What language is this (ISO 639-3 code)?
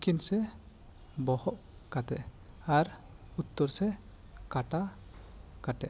sat